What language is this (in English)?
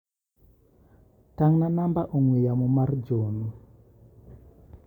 Luo (Kenya and Tanzania)